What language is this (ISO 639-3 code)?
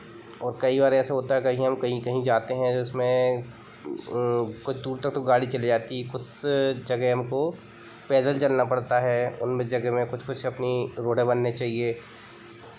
hin